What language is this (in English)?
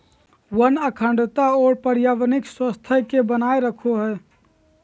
Magahi